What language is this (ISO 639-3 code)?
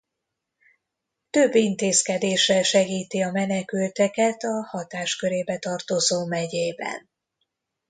hun